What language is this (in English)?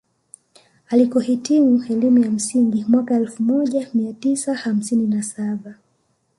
Swahili